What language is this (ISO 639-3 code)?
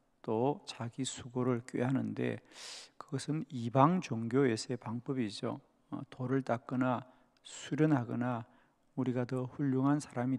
kor